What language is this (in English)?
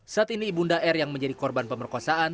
Indonesian